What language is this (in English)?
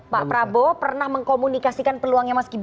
Indonesian